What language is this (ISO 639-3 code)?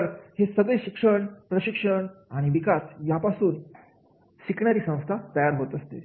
mar